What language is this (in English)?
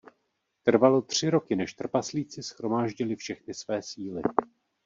Czech